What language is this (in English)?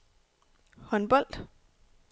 Danish